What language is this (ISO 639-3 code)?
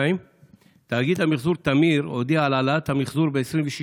heb